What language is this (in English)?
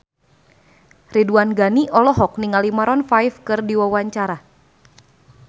Sundanese